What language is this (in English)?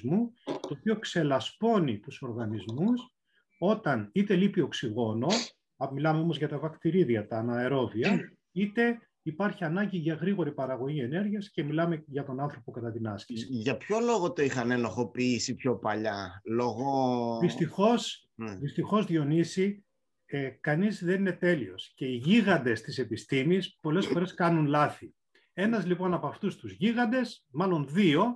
Greek